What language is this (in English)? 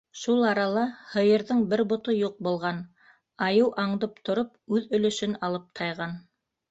Bashkir